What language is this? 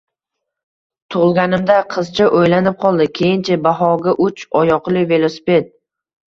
Uzbek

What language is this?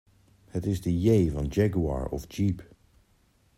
Dutch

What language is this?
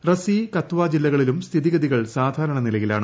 Malayalam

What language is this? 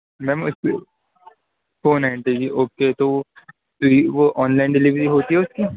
Urdu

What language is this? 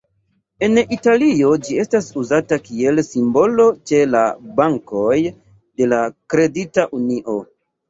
Esperanto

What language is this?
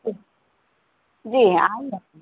Urdu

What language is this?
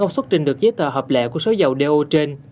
Vietnamese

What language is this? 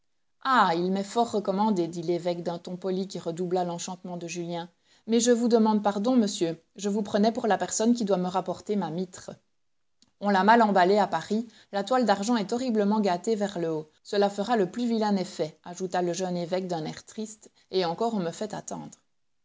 French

